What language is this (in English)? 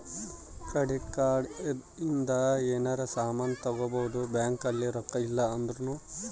Kannada